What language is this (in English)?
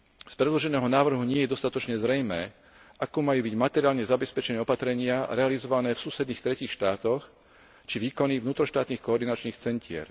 Slovak